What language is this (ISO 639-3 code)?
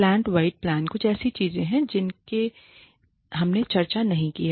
hin